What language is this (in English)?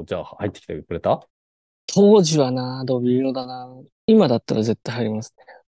Japanese